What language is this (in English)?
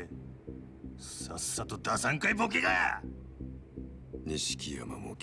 Japanese